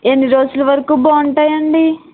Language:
Telugu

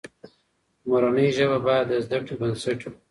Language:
Pashto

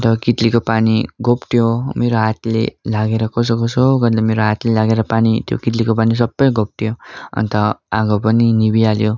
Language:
Nepali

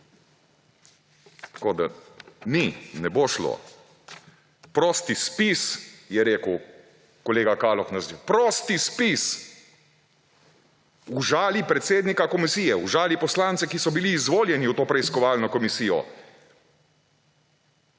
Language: Slovenian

